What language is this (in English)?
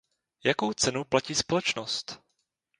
Czech